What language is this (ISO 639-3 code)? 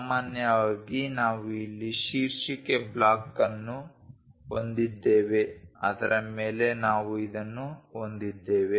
kan